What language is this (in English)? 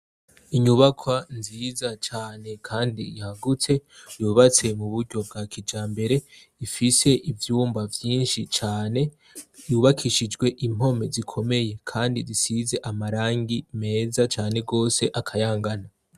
Rundi